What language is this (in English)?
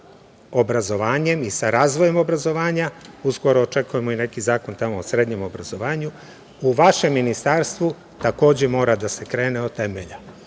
Serbian